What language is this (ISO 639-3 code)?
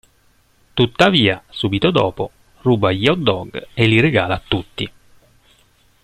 ita